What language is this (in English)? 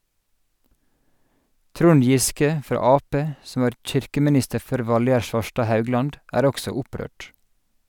Norwegian